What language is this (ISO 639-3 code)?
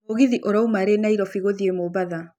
kik